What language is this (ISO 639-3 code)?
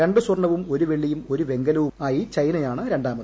mal